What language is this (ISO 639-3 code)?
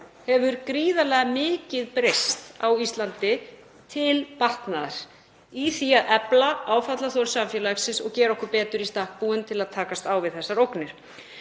isl